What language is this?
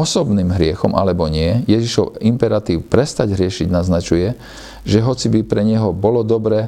Slovak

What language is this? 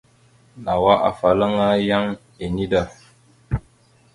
Mada (Cameroon)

